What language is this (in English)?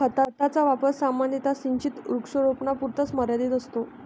Marathi